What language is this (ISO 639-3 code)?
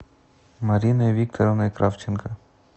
rus